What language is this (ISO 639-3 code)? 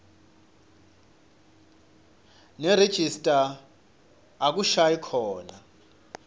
ssw